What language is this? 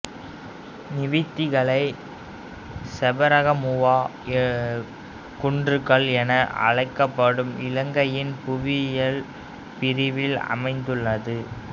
Tamil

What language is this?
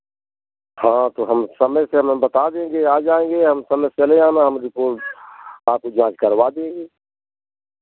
Hindi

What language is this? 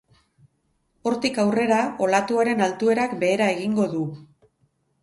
Basque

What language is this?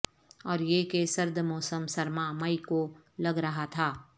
Urdu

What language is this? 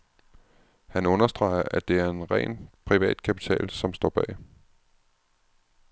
Danish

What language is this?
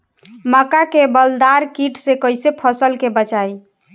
Bhojpuri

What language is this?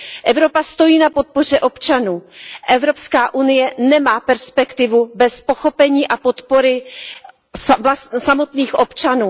Czech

